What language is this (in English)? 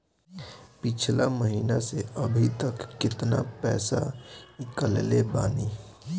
Bhojpuri